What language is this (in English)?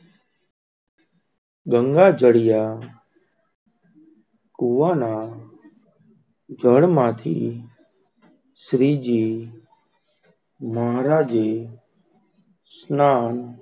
Gujarati